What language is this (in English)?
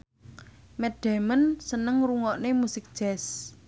Javanese